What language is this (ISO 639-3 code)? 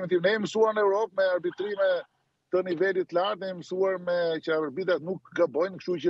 ron